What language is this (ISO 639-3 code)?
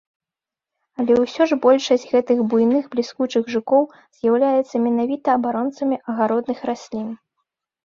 bel